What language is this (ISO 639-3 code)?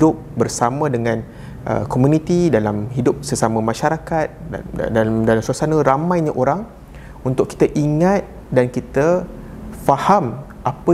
msa